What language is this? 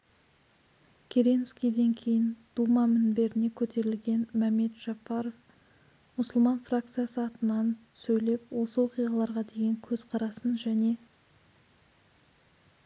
Kazakh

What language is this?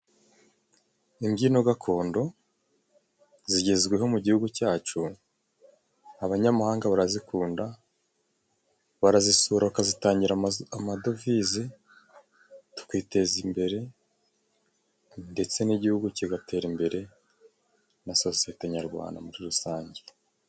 Kinyarwanda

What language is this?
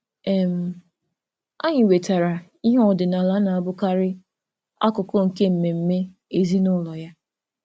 Igbo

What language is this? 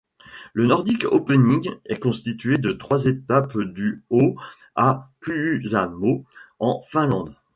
French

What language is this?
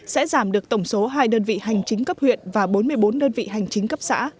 Vietnamese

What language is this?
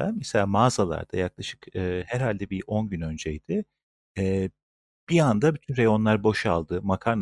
Turkish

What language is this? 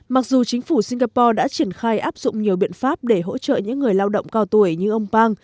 Vietnamese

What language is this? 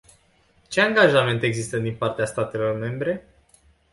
Romanian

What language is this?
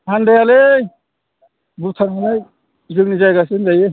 Bodo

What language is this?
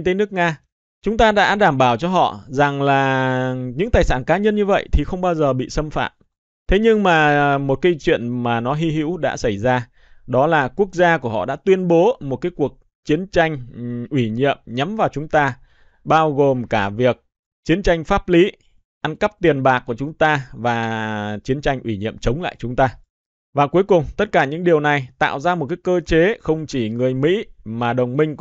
Vietnamese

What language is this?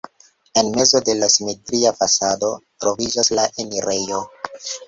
Esperanto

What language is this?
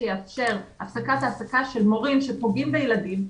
Hebrew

